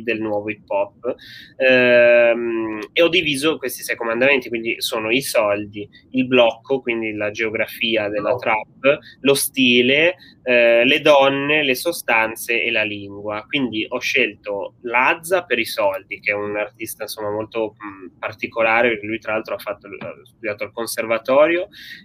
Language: Italian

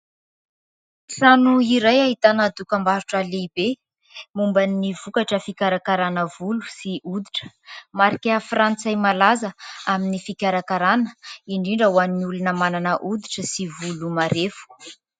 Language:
Malagasy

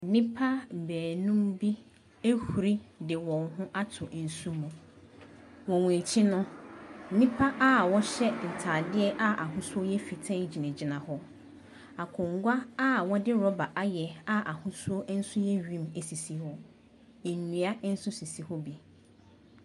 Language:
Akan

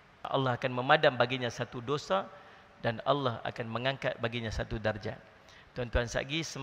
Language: Malay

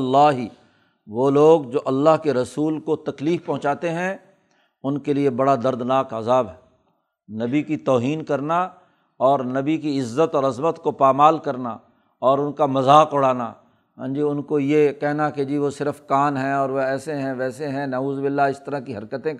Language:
Urdu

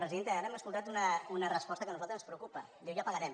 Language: Catalan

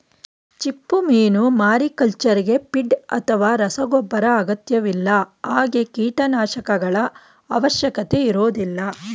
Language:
Kannada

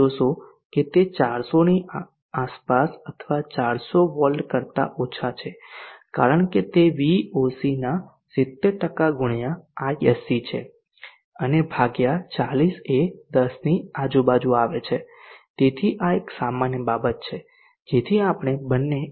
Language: Gujarati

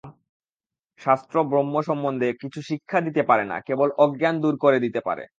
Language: Bangla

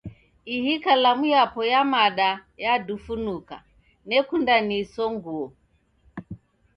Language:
Taita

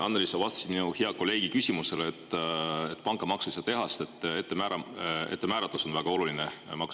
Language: Estonian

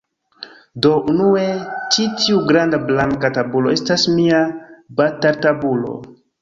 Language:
Esperanto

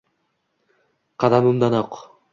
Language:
Uzbek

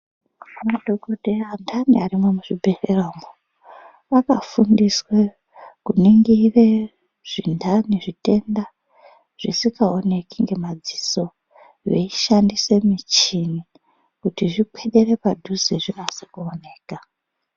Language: Ndau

